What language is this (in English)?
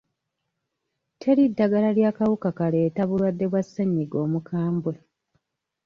Ganda